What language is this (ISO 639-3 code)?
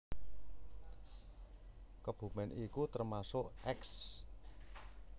jav